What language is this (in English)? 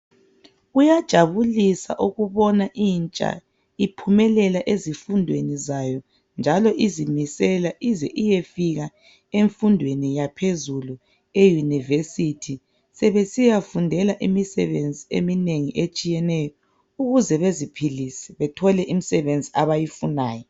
North Ndebele